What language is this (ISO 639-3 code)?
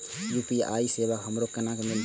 mai